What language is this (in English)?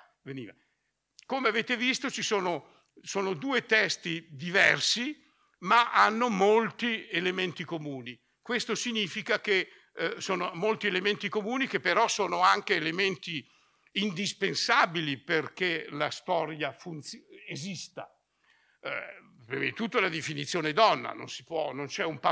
Italian